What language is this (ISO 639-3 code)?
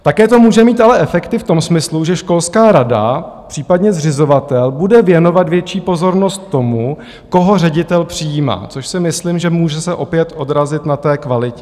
ces